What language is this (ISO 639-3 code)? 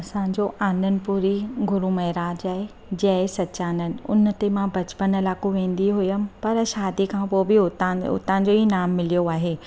snd